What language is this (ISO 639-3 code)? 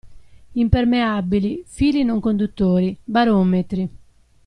ita